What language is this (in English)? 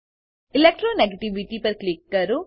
Gujarati